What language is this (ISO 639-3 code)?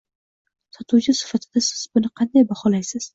uzb